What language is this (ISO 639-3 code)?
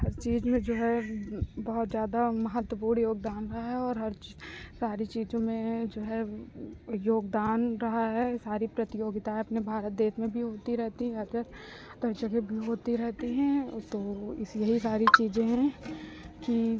hin